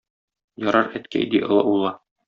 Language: Tatar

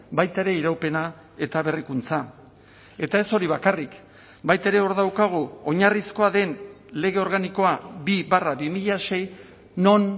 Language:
Basque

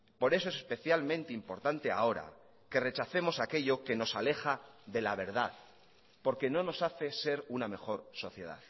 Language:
Spanish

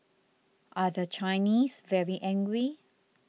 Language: English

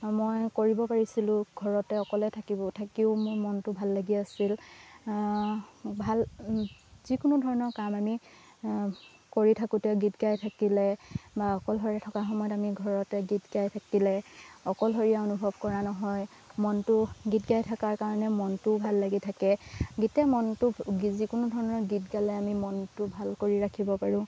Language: Assamese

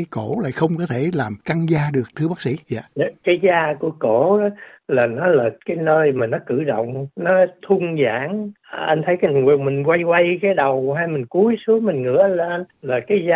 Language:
Vietnamese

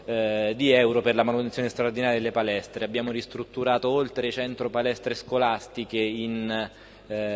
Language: Italian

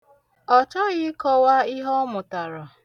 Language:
Igbo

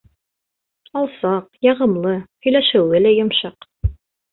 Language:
Bashkir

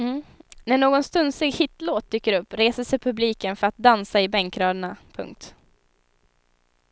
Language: Swedish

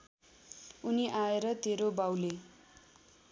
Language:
Nepali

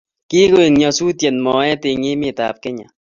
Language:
Kalenjin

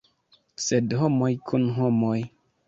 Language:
Esperanto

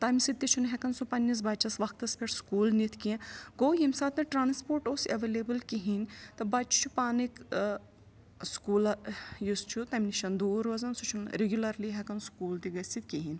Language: Kashmiri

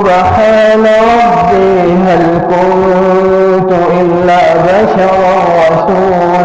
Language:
Arabic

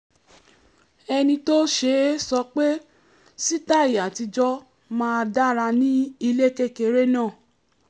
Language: Yoruba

